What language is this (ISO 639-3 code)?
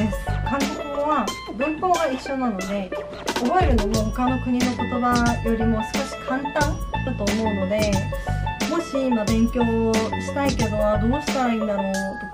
jpn